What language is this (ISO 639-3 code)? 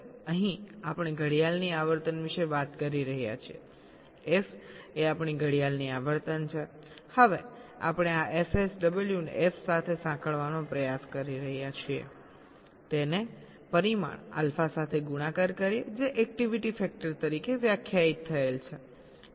guj